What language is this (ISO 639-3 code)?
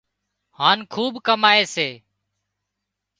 kxp